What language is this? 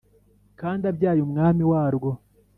Kinyarwanda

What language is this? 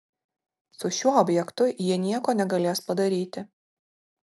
Lithuanian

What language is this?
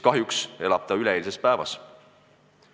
Estonian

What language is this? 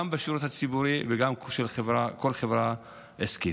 Hebrew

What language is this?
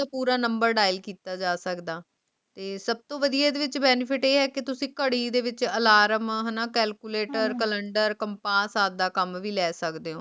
Punjabi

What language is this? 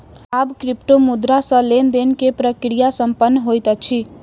Maithili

